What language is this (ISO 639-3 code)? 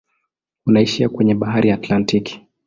swa